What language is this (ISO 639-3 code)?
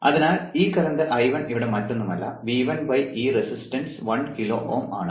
mal